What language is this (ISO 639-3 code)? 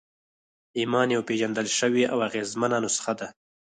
pus